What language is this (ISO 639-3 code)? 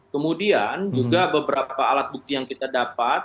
ind